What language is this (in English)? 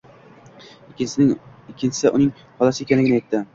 Uzbek